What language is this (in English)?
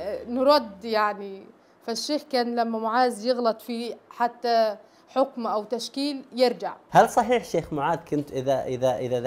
Arabic